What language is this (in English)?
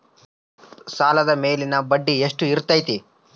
Kannada